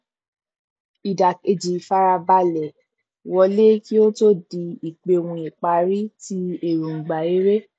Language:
Yoruba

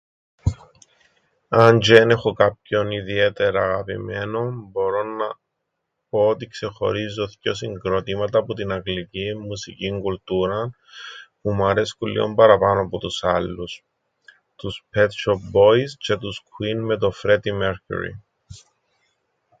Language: Greek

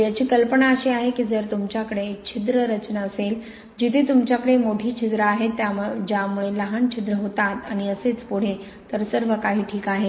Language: Marathi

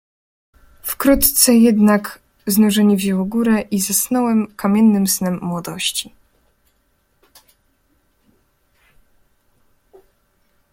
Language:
Polish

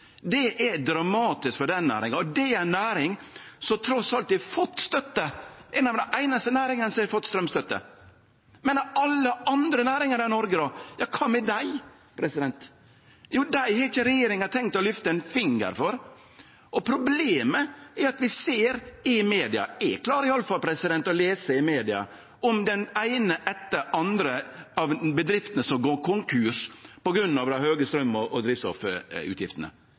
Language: Norwegian Nynorsk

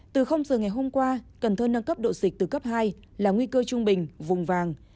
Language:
Vietnamese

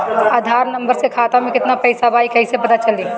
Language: Bhojpuri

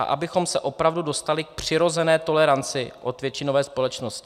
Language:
Czech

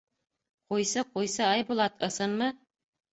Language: Bashkir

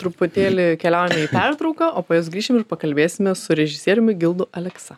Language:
Lithuanian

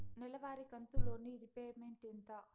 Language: Telugu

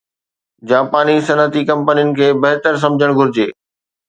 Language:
Sindhi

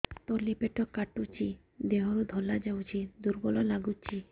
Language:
Odia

